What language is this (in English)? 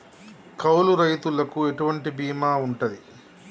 Telugu